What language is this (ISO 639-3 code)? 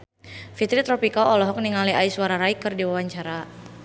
sun